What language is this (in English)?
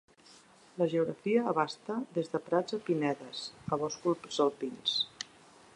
Catalan